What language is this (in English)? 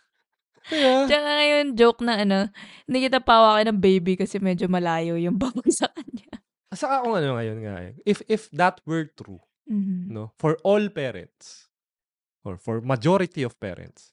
Filipino